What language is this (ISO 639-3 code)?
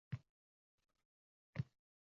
uzb